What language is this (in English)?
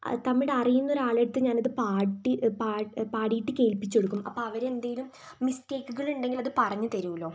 Malayalam